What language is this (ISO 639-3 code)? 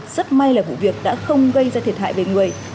vie